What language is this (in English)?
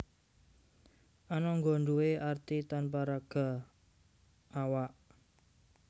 Javanese